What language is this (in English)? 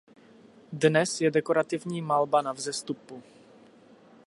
Czech